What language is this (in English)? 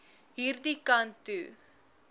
Afrikaans